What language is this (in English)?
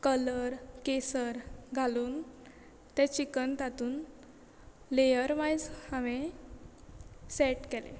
Konkani